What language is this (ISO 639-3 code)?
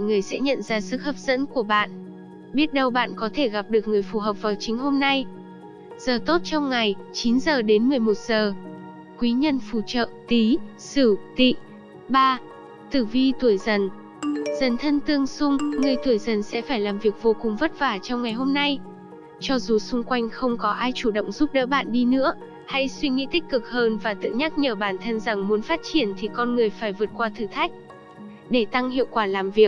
vie